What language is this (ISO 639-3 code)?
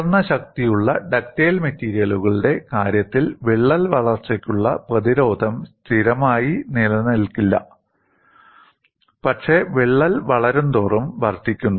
mal